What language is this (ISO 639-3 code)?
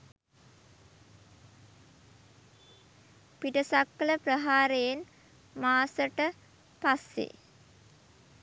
sin